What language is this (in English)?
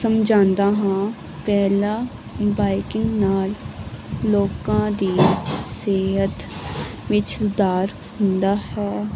Punjabi